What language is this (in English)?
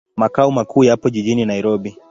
Swahili